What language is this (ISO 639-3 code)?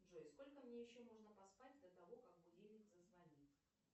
rus